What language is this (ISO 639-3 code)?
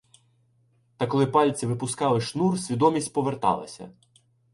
ukr